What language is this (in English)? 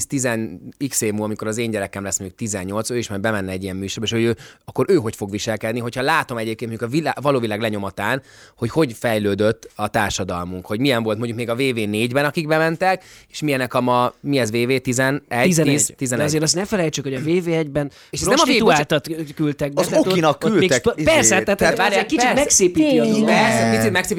Hungarian